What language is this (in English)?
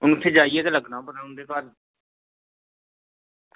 Dogri